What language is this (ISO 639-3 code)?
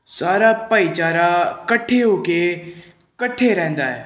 pan